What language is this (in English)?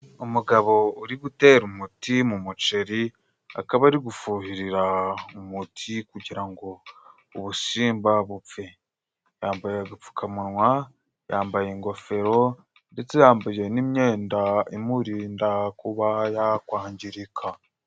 Kinyarwanda